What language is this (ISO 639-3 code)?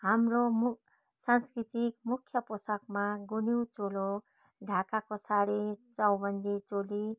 nep